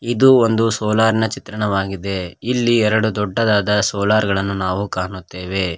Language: Kannada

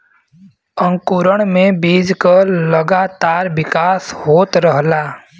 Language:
Bhojpuri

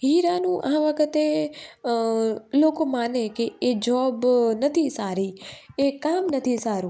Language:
Gujarati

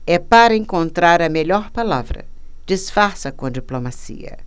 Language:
Portuguese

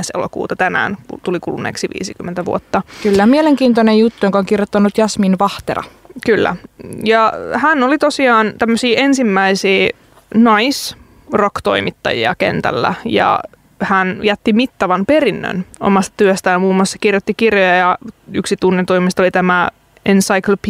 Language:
Finnish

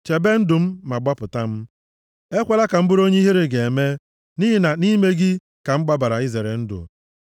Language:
Igbo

